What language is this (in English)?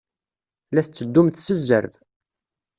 Kabyle